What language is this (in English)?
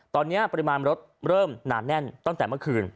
Thai